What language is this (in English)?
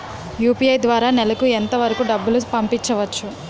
Telugu